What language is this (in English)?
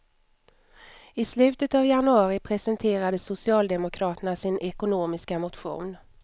Swedish